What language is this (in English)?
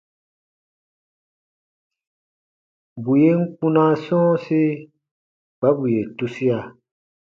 Baatonum